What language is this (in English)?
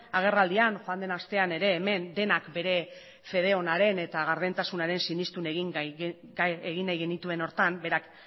Basque